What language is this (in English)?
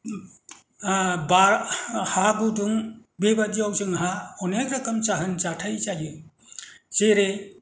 Bodo